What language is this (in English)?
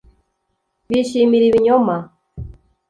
Kinyarwanda